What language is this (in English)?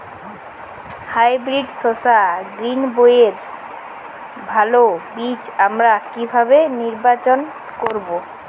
Bangla